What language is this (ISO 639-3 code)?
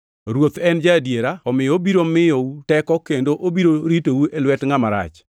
luo